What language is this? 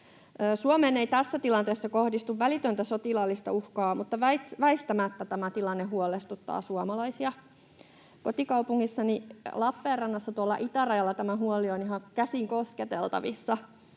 Finnish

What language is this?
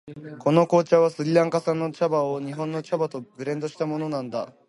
Japanese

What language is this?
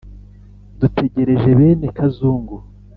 Kinyarwanda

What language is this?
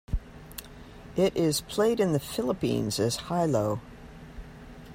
English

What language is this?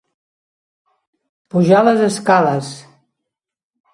Catalan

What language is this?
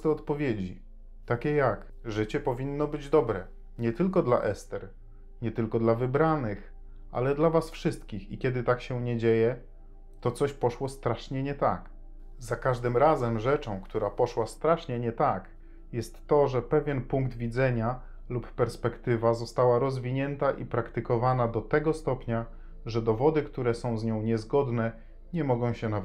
Polish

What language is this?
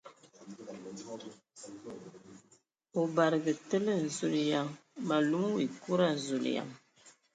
Ewondo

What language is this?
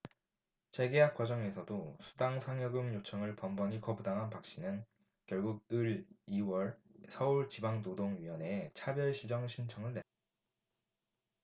Korean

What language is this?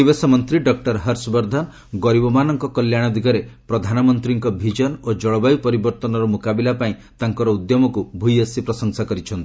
Odia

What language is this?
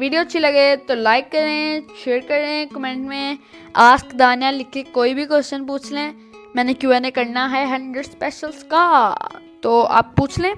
Hindi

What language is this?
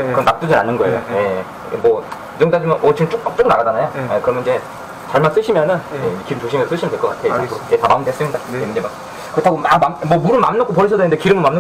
Korean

